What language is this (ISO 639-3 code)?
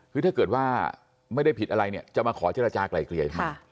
tha